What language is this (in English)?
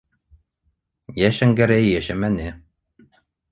Bashkir